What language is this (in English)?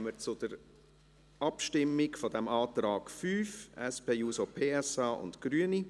Swiss German